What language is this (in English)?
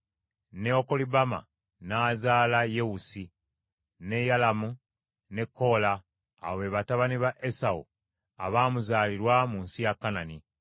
Ganda